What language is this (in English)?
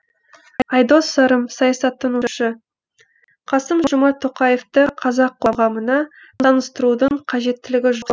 Kazakh